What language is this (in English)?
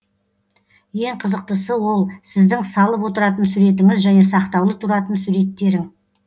Kazakh